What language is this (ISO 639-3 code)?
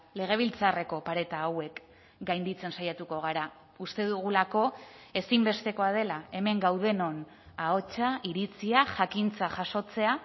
eus